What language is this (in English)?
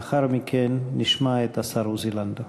Hebrew